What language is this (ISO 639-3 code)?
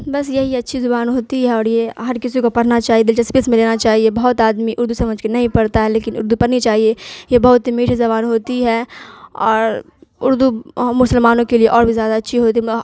urd